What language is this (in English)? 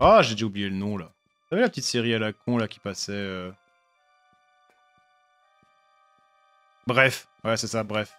French